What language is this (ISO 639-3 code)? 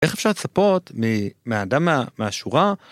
heb